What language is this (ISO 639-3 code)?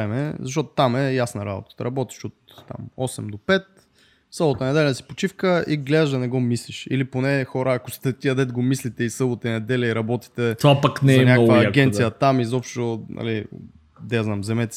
bul